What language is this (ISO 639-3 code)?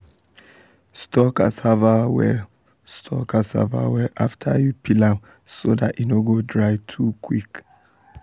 pcm